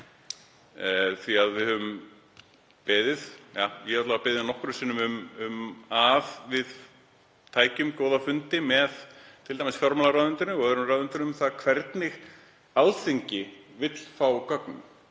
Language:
Icelandic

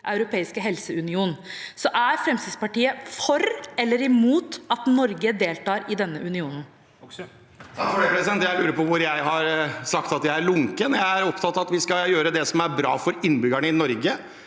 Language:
Norwegian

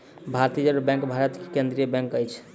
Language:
Maithili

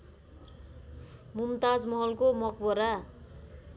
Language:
Nepali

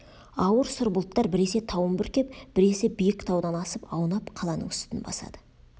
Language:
Kazakh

